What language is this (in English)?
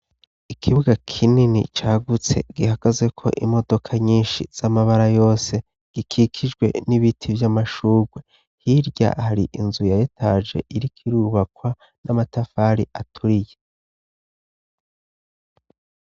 Rundi